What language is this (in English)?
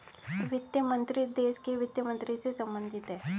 Hindi